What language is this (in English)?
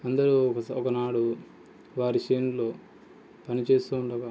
Telugu